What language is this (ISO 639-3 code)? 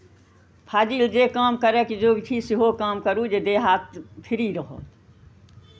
mai